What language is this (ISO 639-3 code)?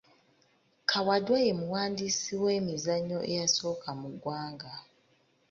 lug